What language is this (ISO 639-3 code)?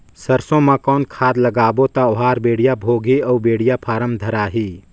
hne